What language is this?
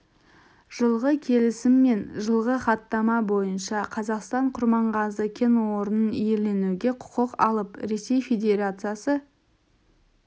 Kazakh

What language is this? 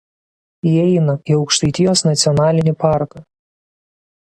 Lithuanian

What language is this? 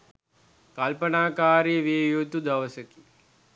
Sinhala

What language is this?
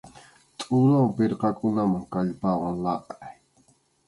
Arequipa-La Unión Quechua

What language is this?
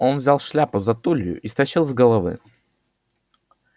Russian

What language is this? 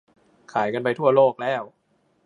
Thai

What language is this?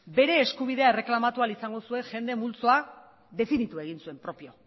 Basque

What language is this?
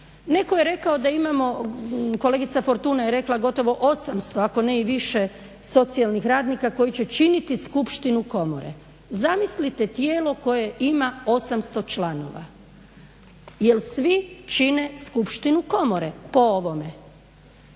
Croatian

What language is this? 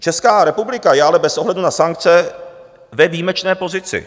Czech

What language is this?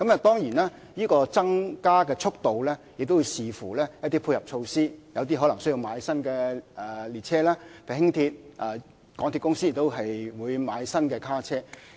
Cantonese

